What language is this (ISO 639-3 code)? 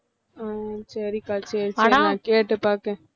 tam